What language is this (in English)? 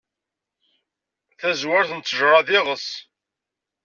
Kabyle